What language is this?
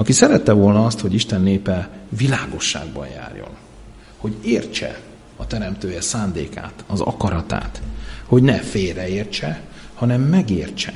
Hungarian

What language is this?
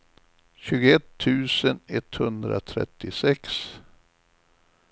Swedish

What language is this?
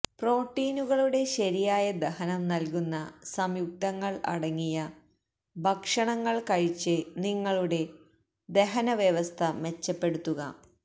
Malayalam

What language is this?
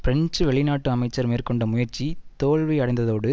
Tamil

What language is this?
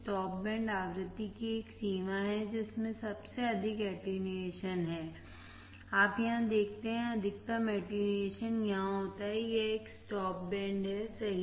Hindi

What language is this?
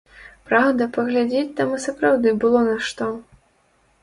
Belarusian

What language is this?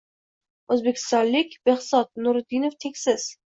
Uzbek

